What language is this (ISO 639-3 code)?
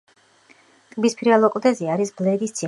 kat